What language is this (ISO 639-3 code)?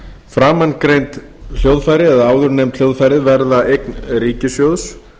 isl